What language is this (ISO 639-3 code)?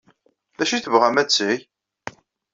kab